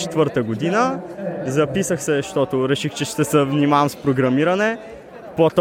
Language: Bulgarian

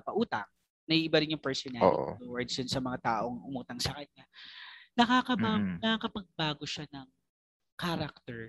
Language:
Filipino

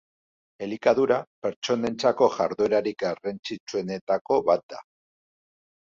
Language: Basque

